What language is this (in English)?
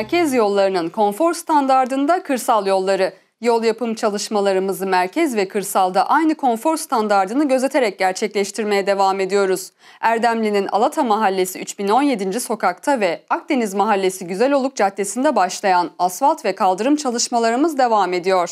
Turkish